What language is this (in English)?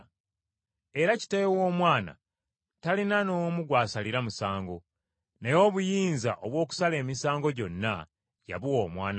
Ganda